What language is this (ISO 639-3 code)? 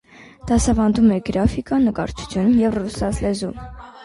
hye